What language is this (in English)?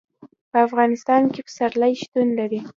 Pashto